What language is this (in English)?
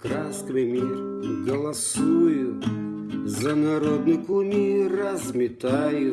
Russian